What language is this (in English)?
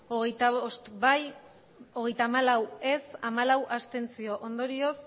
Basque